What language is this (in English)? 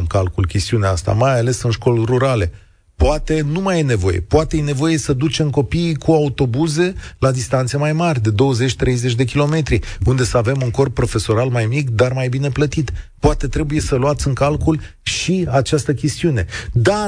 Romanian